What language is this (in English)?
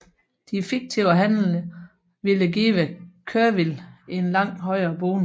Danish